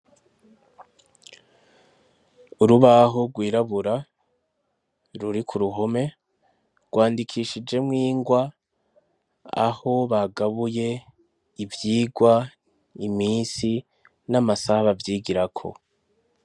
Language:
Rundi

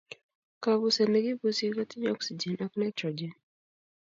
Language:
Kalenjin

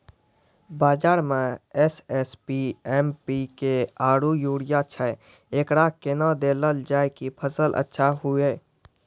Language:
Maithili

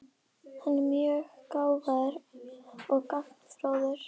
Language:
Icelandic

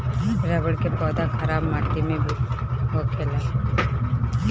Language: Bhojpuri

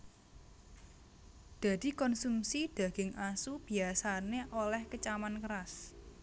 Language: Javanese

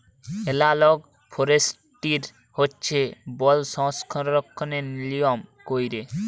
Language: Bangla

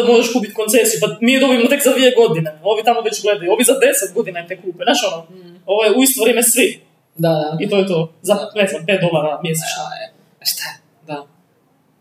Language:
Croatian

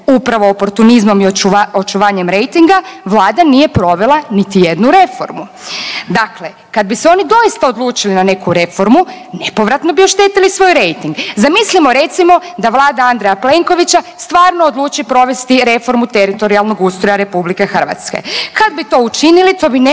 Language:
Croatian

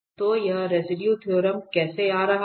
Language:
Hindi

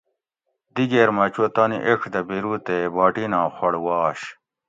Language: Gawri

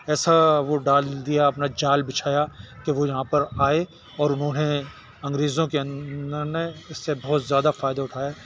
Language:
Urdu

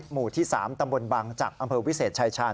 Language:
Thai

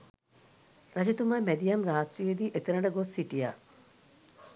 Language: Sinhala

